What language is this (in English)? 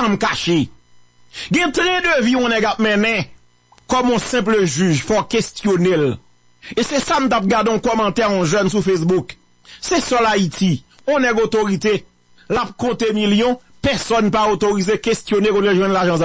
French